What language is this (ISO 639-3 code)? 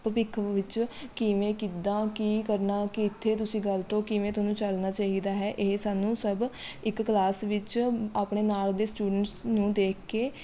pan